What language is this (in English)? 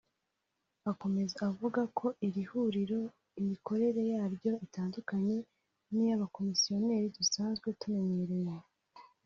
Kinyarwanda